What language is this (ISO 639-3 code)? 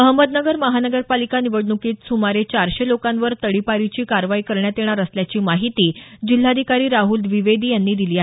mar